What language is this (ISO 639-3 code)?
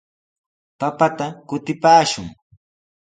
qws